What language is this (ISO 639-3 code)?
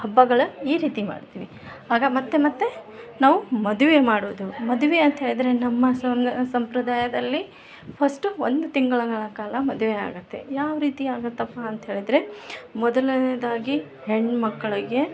kan